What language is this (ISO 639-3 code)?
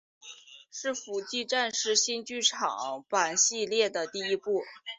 zho